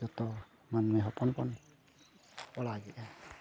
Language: Santali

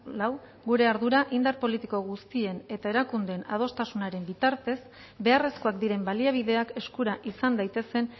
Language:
Basque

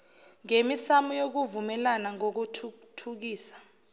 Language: Zulu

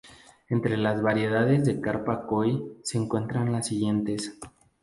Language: Spanish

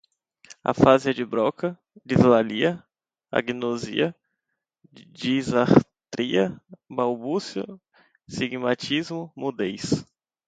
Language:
Portuguese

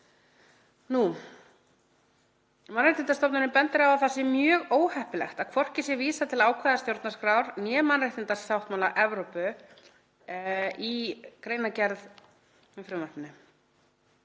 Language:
Icelandic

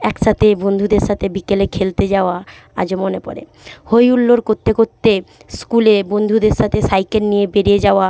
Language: Bangla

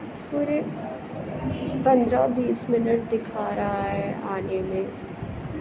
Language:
Urdu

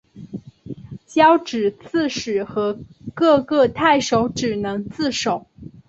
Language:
Chinese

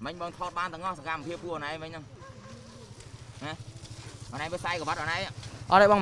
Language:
Vietnamese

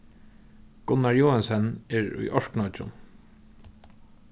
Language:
Faroese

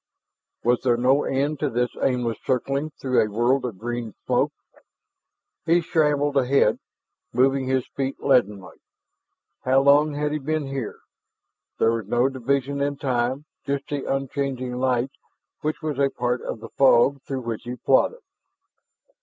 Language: English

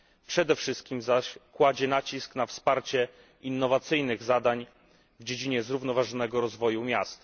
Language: Polish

